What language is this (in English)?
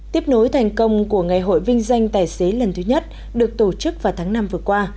Vietnamese